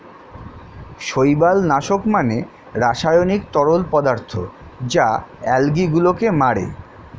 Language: Bangla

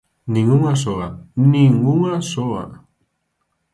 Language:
Galician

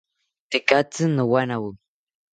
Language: South Ucayali Ashéninka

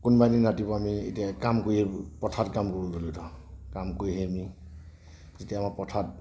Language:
Assamese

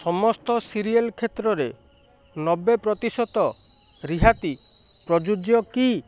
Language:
Odia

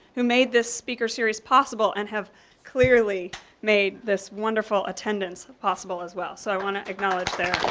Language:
English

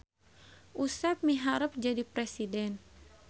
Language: Sundanese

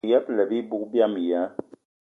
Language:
Eton (Cameroon)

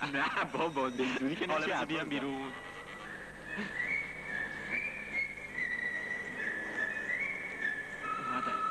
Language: Persian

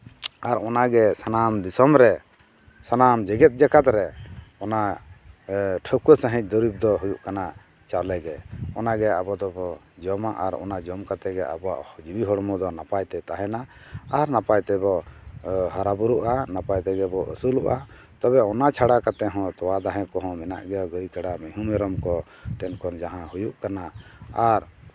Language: Santali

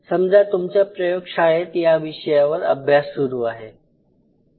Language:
Marathi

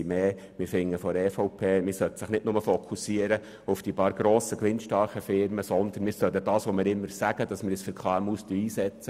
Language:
Swiss German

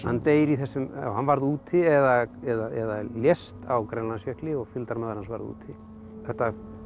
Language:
Icelandic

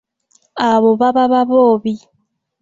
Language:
Ganda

